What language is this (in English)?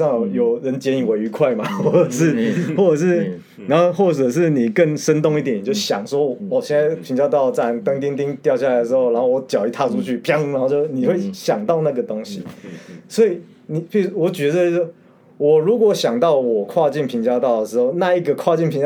Chinese